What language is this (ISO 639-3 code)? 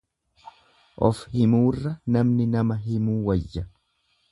orm